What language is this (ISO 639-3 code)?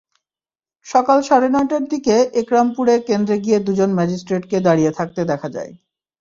ben